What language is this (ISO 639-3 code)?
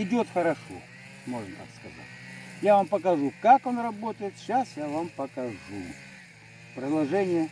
rus